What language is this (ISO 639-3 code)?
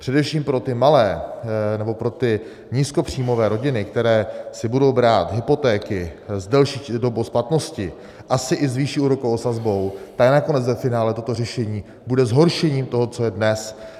ces